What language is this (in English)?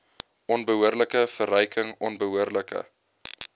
Afrikaans